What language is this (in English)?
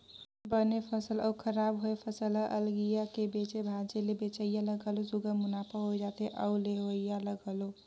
Chhattisgarhi